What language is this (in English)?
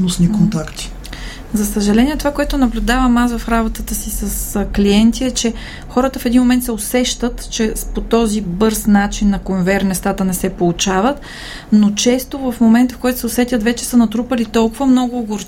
Bulgarian